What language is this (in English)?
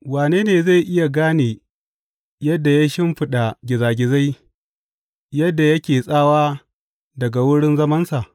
Hausa